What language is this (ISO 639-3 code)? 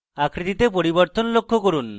ben